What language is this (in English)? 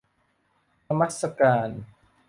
Thai